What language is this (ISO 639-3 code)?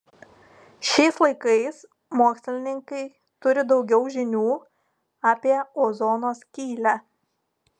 lit